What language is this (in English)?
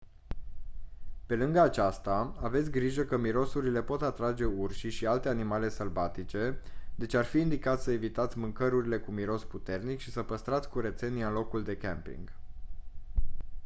Romanian